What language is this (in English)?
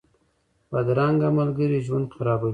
Pashto